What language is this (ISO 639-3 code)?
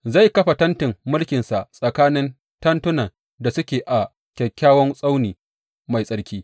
hau